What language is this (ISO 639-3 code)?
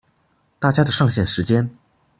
zho